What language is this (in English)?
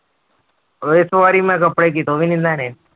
Punjabi